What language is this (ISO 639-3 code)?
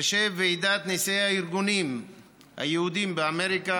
heb